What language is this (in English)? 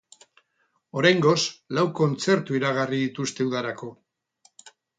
Basque